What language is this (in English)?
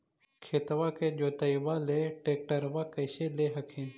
Magahi